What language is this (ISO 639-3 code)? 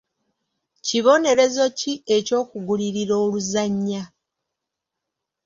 lug